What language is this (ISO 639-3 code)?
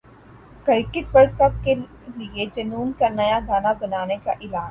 urd